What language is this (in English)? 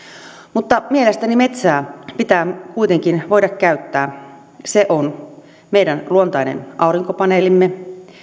Finnish